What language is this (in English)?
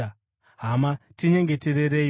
Shona